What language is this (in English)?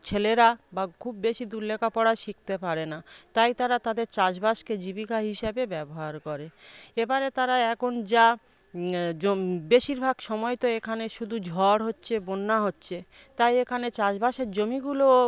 Bangla